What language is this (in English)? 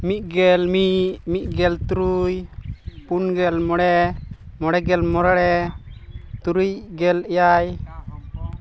Santali